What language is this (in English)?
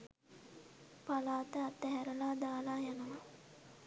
Sinhala